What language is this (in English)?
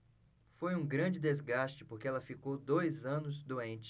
Portuguese